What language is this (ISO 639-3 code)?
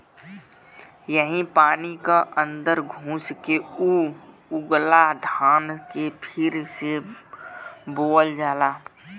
bho